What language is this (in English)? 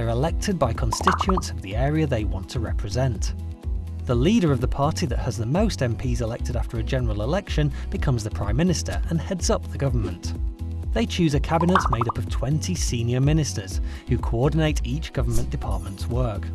English